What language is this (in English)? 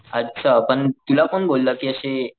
Marathi